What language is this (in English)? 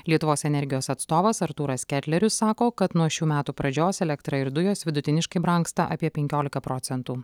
Lithuanian